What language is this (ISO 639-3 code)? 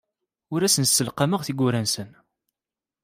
kab